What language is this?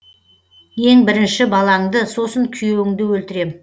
Kazakh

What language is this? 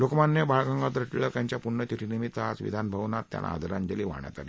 Marathi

